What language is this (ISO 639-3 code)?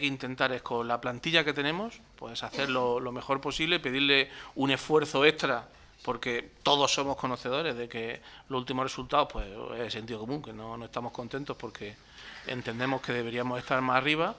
spa